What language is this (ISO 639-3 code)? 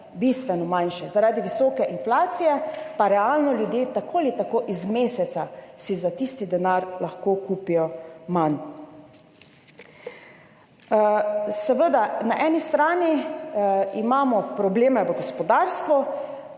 slv